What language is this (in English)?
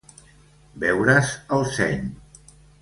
Catalan